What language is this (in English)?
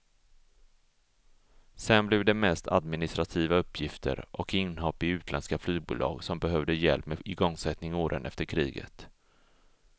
Swedish